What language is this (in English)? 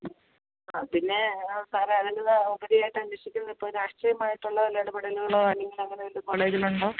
Malayalam